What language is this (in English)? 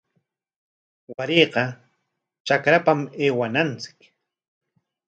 Corongo Ancash Quechua